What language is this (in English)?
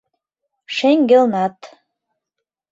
Mari